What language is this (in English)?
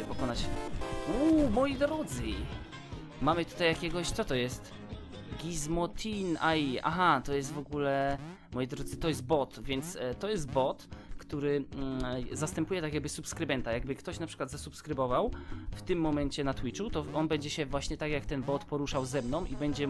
Polish